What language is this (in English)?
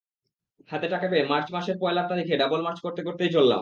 Bangla